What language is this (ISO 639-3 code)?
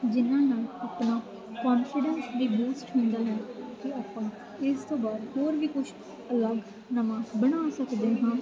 pan